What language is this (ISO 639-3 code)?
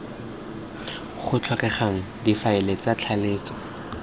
tsn